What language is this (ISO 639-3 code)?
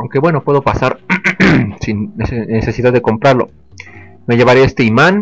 spa